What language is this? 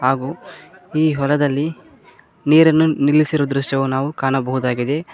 Kannada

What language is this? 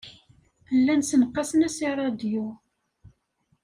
Kabyle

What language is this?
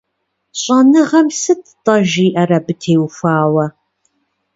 Kabardian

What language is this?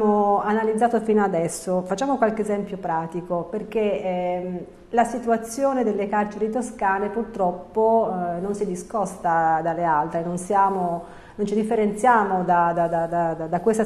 Italian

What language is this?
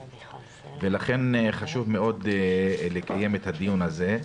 Hebrew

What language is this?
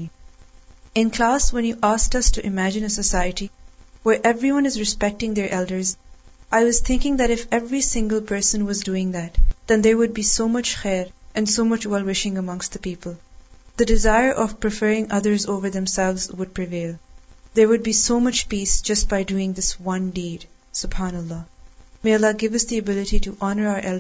Urdu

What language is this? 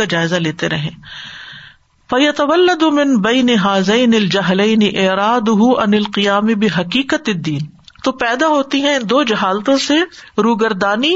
Urdu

